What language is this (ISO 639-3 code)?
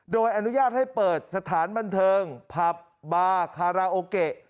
tha